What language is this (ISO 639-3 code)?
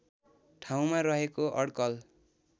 nep